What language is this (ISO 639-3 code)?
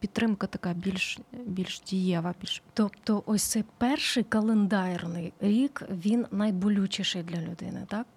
ukr